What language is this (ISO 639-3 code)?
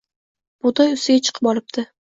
uzb